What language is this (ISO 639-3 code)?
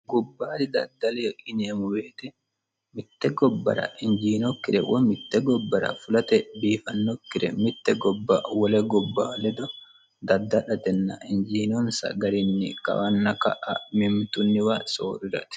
sid